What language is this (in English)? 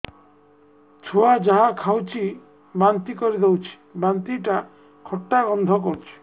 Odia